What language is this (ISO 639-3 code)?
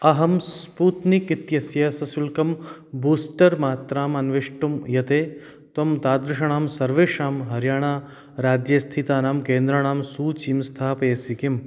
san